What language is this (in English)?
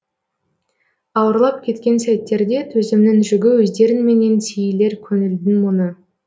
Kazakh